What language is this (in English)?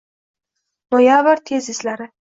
Uzbek